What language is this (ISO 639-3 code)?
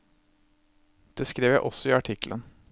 nor